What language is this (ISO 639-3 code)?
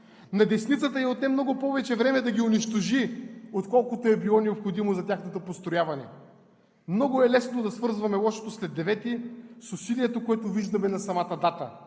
bul